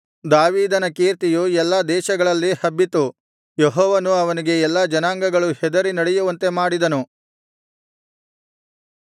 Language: Kannada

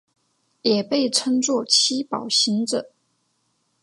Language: Chinese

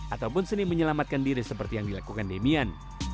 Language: Indonesian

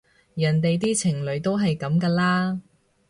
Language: Cantonese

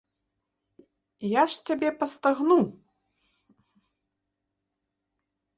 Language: Belarusian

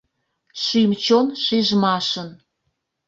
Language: Mari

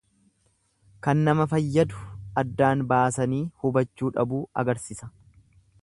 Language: Oromo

